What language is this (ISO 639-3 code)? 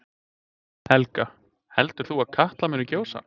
isl